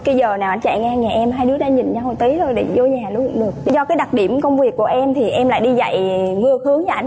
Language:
Vietnamese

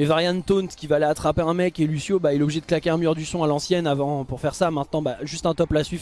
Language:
French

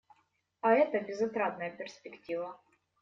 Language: Russian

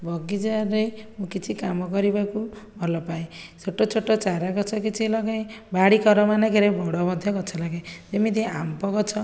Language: Odia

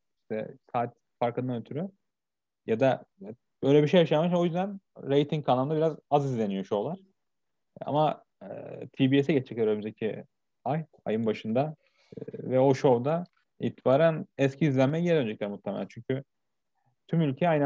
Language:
Turkish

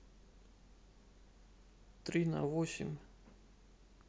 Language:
Russian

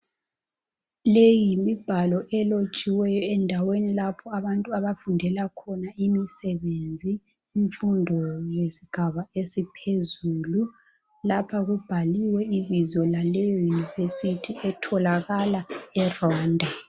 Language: North Ndebele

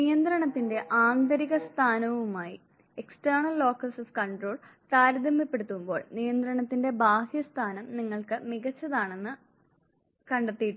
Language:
Malayalam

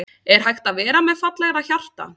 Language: Icelandic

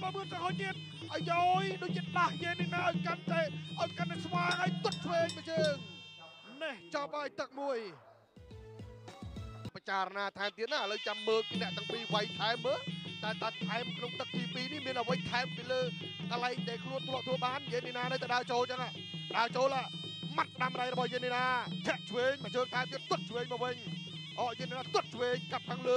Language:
Thai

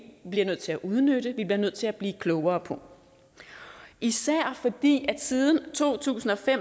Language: Danish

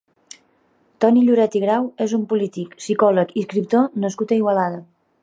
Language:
Catalan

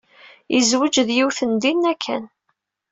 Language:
Kabyle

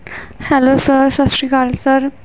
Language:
Punjabi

